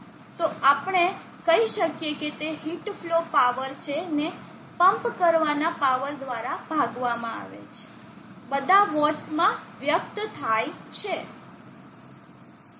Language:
Gujarati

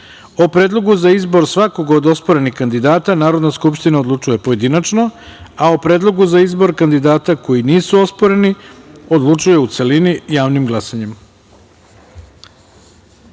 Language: Serbian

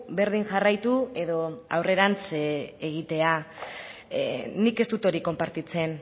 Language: Basque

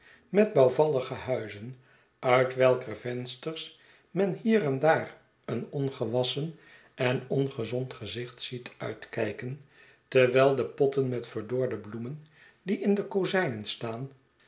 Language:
Dutch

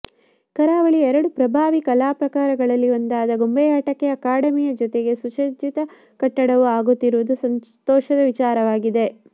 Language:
Kannada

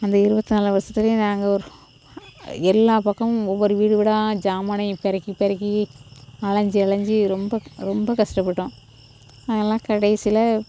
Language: Tamil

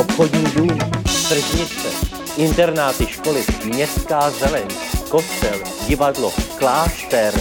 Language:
Czech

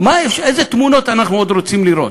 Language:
Hebrew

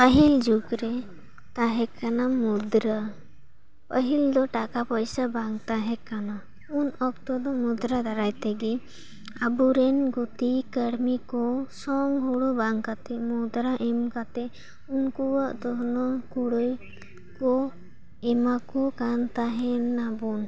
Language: Santali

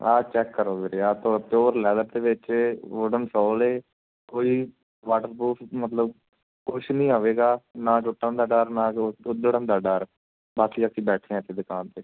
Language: Punjabi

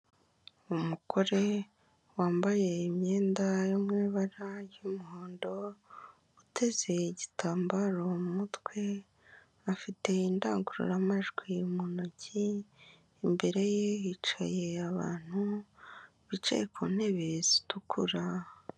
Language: Kinyarwanda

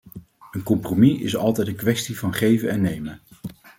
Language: Dutch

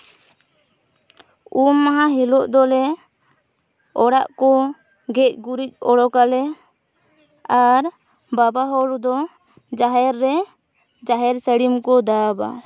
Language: Santali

